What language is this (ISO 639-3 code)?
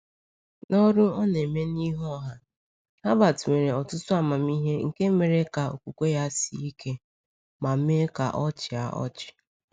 ibo